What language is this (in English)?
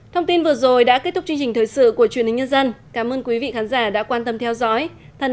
Vietnamese